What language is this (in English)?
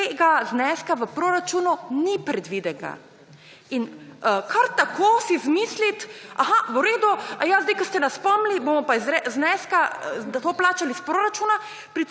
Slovenian